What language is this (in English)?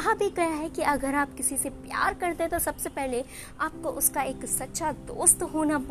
Hindi